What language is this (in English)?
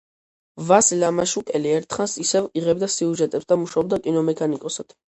Georgian